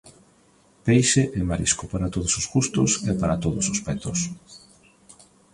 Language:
Galician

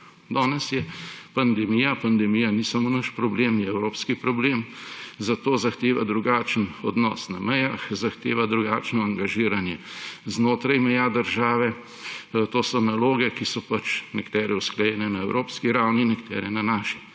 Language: Slovenian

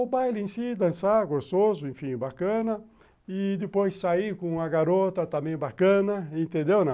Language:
Portuguese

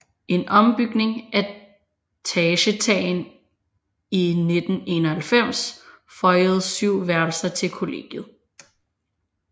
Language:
Danish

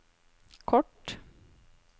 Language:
Norwegian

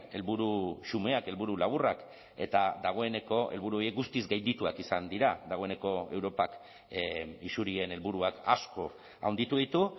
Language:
Basque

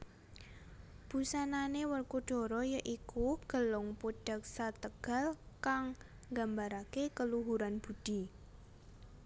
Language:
Javanese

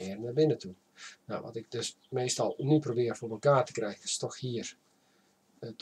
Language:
Dutch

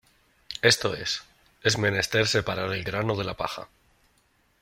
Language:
Spanish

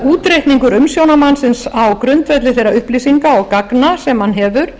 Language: Icelandic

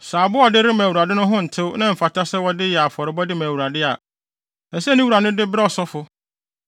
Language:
Akan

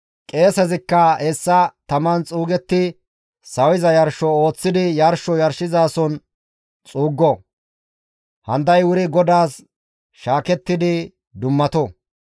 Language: Gamo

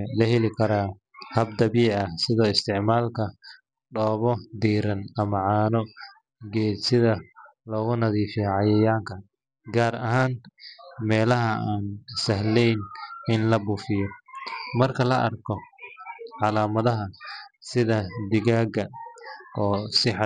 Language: Somali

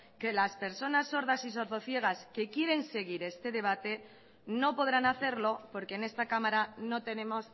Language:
Spanish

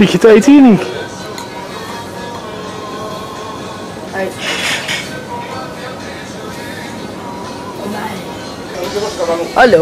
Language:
Dutch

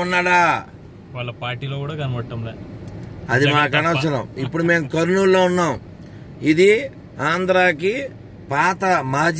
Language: Hindi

